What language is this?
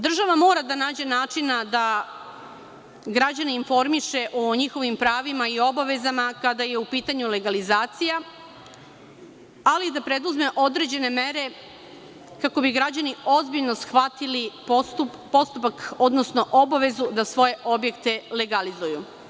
Serbian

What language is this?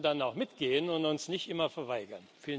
German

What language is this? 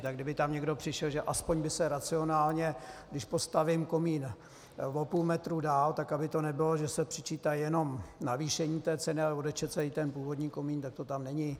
Czech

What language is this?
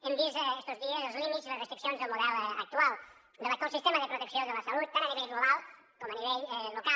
Catalan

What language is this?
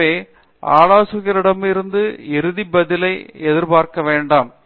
Tamil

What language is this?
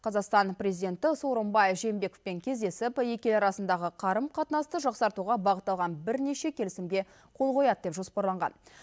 Kazakh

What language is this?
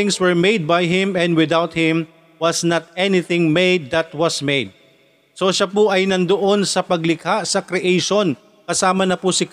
Filipino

